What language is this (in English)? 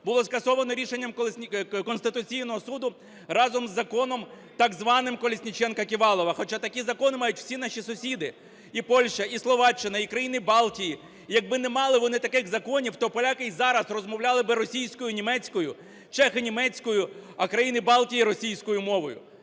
Ukrainian